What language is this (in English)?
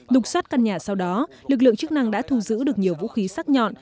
Vietnamese